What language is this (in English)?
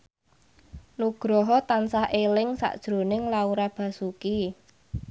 Javanese